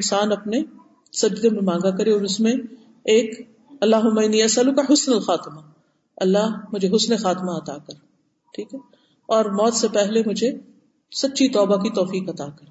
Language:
Urdu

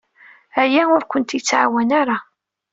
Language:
Kabyle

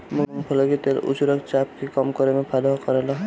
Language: Bhojpuri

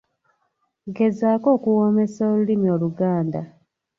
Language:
Ganda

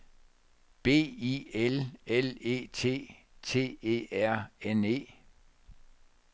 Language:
Danish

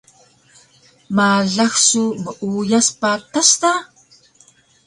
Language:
Taroko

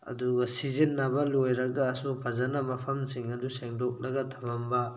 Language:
Manipuri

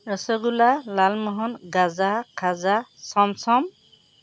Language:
Assamese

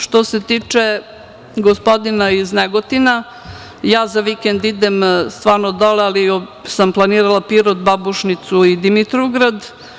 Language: Serbian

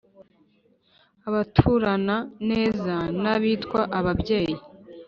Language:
Kinyarwanda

